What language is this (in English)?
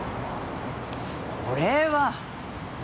Japanese